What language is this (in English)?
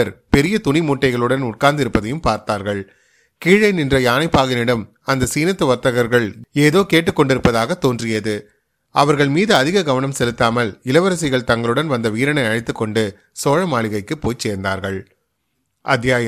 Tamil